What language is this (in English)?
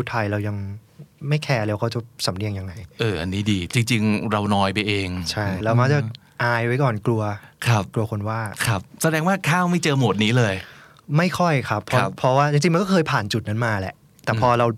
Thai